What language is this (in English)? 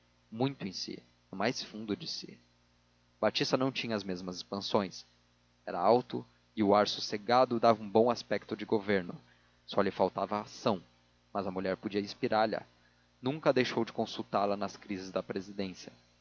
Portuguese